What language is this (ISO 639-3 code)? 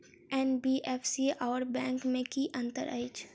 mai